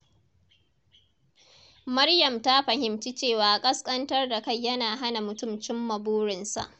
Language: Hausa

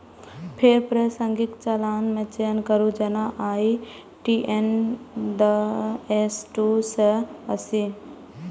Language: Maithili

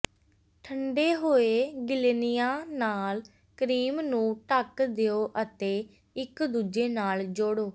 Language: Punjabi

